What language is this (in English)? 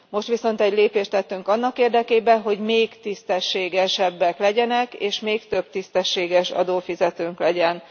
Hungarian